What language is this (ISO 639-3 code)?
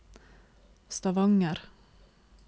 nor